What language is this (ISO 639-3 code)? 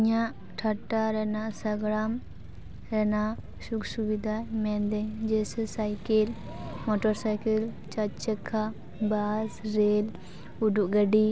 sat